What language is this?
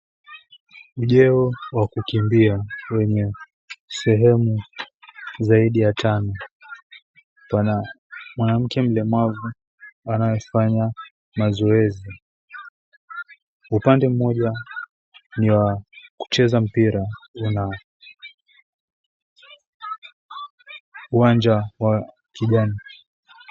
Swahili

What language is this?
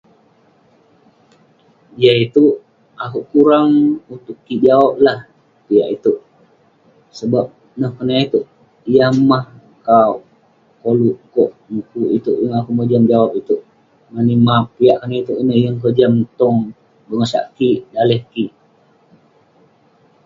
Western Penan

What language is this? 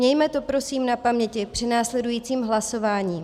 Czech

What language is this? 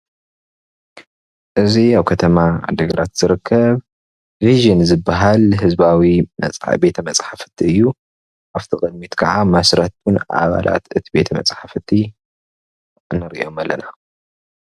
Tigrinya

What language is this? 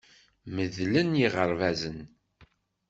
Kabyle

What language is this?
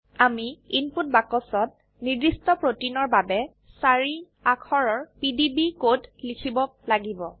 Assamese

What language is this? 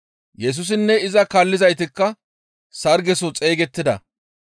Gamo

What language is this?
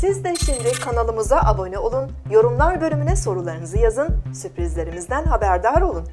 Turkish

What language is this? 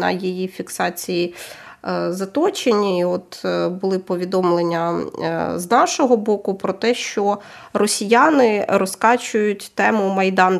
Ukrainian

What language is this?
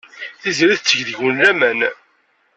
Kabyle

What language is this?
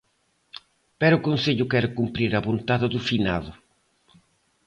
Galician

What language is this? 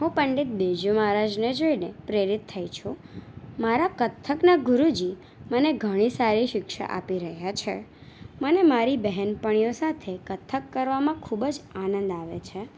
Gujarati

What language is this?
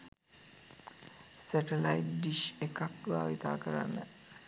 Sinhala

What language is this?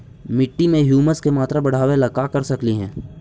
Magahi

